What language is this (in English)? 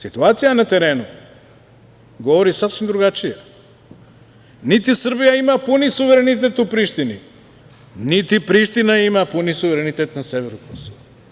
Serbian